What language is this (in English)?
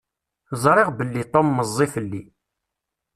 Kabyle